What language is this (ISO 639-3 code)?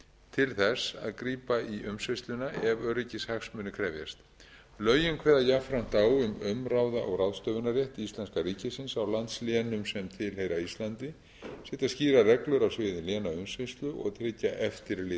isl